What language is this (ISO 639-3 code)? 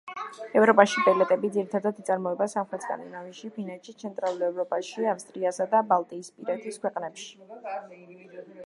kat